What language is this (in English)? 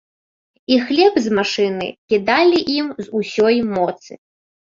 Belarusian